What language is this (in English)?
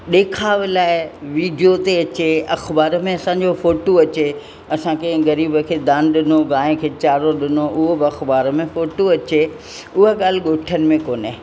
Sindhi